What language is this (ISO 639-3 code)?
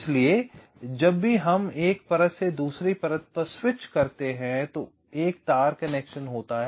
hin